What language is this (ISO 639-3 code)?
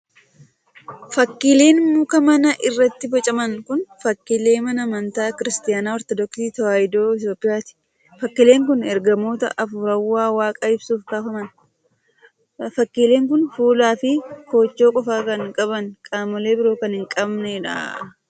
orm